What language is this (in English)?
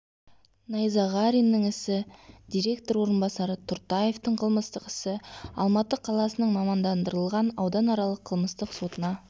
Kazakh